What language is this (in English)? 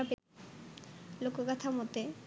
Bangla